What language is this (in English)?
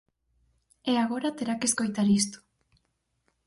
Galician